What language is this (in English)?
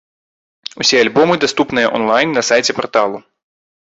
Belarusian